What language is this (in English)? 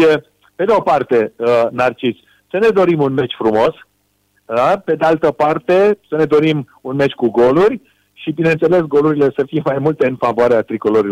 Romanian